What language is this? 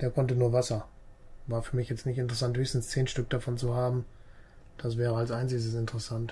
German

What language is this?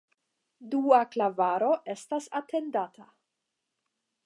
Esperanto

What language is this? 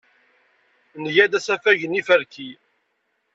Kabyle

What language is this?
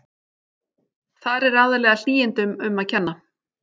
Icelandic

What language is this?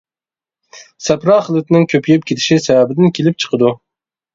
Uyghur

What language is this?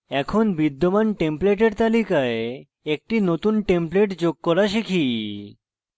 Bangla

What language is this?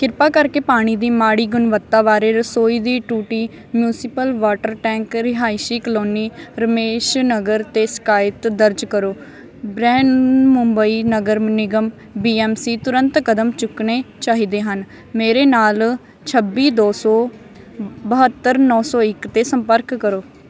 Punjabi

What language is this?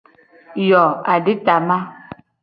Gen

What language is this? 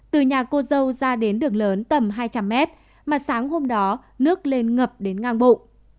Vietnamese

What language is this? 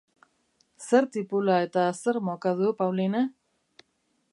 Basque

